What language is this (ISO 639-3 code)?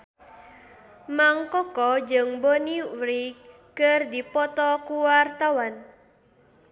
sun